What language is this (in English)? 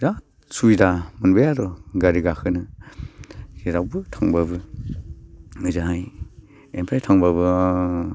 Bodo